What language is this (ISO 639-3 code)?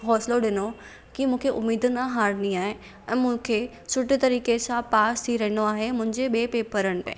snd